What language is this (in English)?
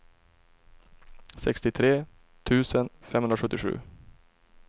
Swedish